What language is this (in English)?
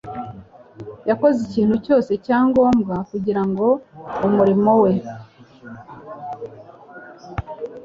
Kinyarwanda